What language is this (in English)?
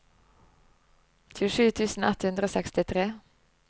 Norwegian